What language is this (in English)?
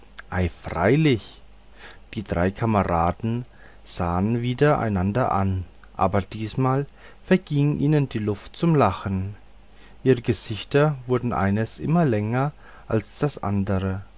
German